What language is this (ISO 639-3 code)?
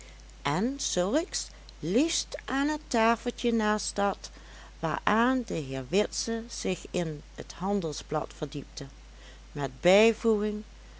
nld